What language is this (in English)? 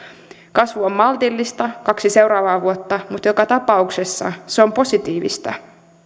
Finnish